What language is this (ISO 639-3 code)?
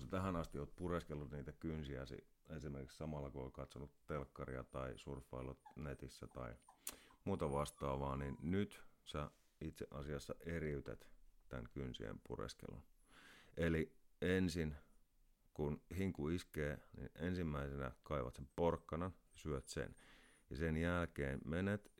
fin